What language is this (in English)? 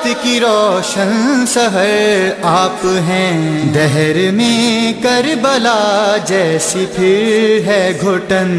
Arabic